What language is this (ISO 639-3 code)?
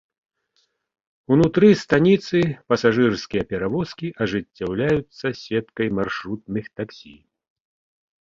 bel